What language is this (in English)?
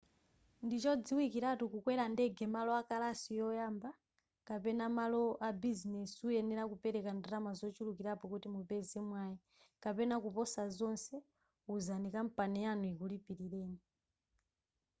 Nyanja